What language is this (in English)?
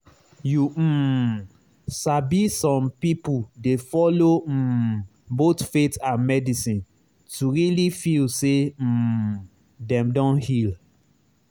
Nigerian Pidgin